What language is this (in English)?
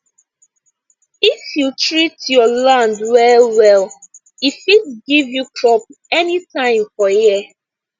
Nigerian Pidgin